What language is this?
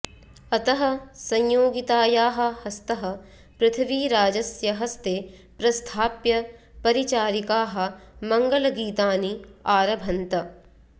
Sanskrit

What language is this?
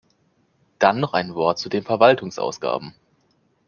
German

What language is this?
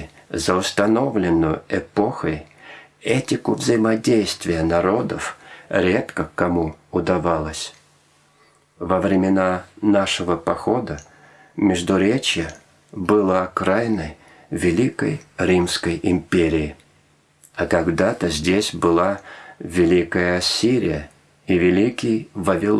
Russian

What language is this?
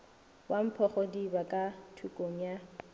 Northern Sotho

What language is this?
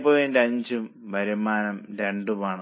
Malayalam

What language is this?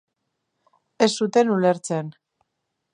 Basque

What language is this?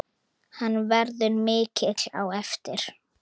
Icelandic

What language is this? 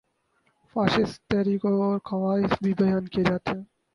Urdu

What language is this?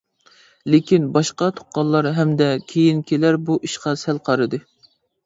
Uyghur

